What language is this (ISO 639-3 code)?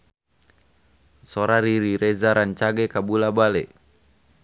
sun